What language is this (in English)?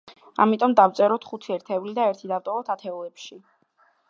Georgian